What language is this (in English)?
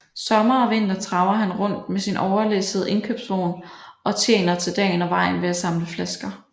Danish